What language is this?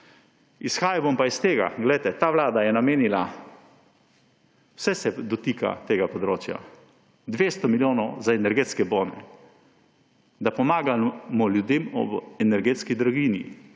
Slovenian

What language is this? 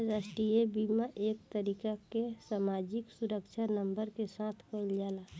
Bhojpuri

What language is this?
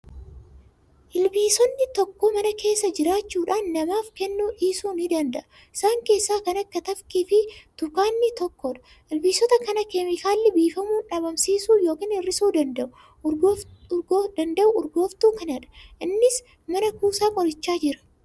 Oromo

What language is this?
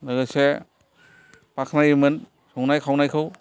Bodo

